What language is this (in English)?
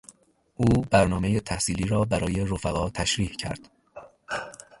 Persian